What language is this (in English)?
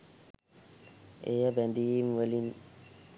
Sinhala